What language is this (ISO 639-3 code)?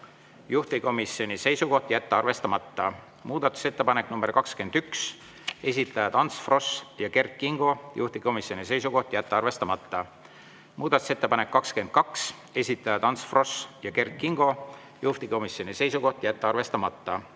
est